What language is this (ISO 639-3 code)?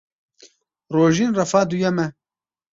kur